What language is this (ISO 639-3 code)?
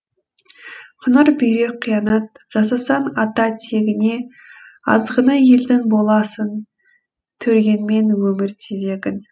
kaz